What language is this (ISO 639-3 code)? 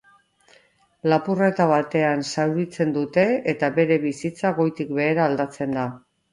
eus